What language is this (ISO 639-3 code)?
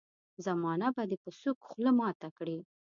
pus